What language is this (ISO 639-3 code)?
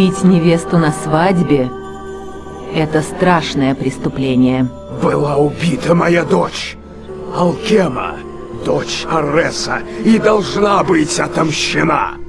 rus